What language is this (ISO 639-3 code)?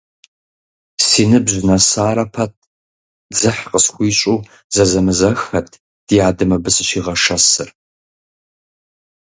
kbd